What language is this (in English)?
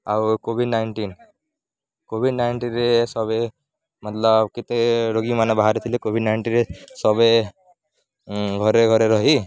Odia